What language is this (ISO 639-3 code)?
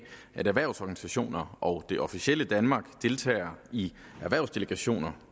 dan